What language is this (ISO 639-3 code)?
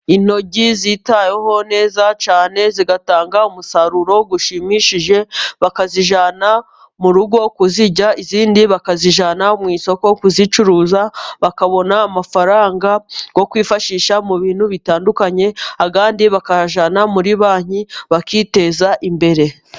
kin